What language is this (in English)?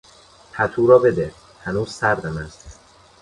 Persian